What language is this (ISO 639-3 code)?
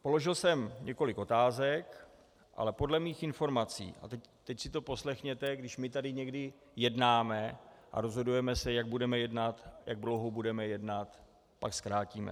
ces